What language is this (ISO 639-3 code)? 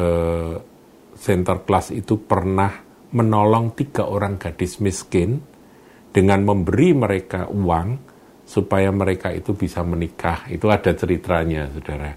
ind